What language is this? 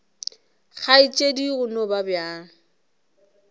Northern Sotho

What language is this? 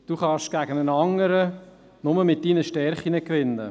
Swiss German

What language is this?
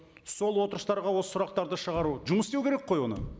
Kazakh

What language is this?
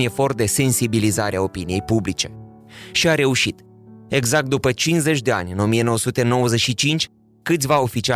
Romanian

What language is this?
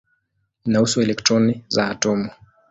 Swahili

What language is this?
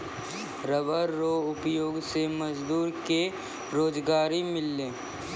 Maithili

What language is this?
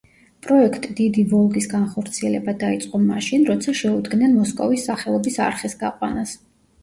Georgian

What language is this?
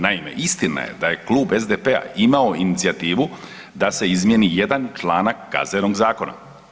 Croatian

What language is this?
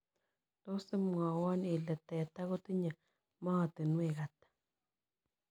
Kalenjin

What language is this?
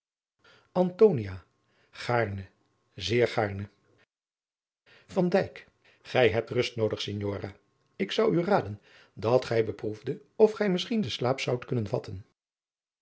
Dutch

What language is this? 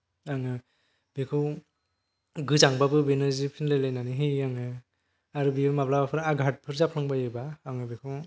Bodo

